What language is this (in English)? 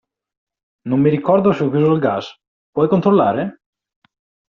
Italian